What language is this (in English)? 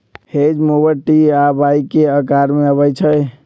Magahi